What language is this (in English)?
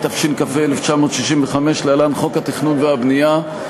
Hebrew